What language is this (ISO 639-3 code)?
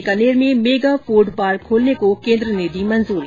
hin